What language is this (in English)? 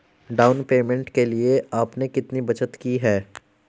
Hindi